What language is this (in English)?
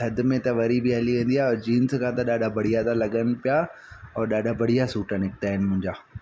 Sindhi